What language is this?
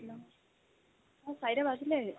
Assamese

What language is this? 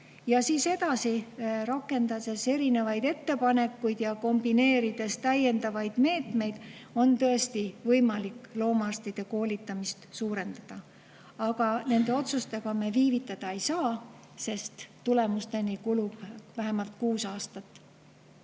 Estonian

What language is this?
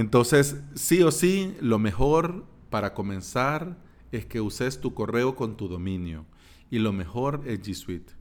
Spanish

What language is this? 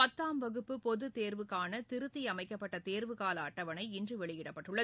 Tamil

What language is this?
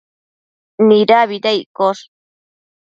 Matsés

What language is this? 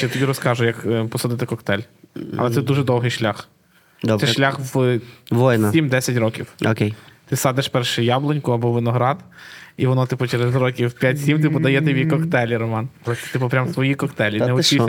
Ukrainian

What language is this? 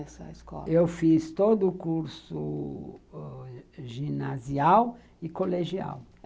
Portuguese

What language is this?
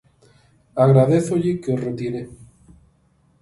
Galician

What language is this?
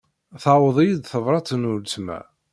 Kabyle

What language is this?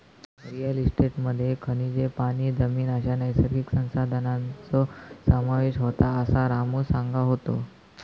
Marathi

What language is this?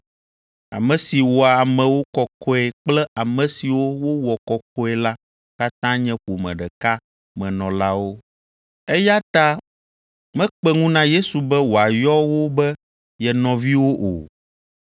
Ewe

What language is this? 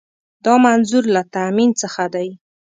Pashto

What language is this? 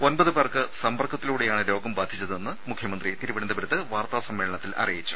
Malayalam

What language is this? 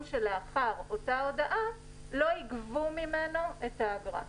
Hebrew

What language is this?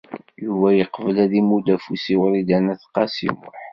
Kabyle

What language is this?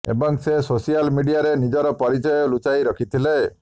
Odia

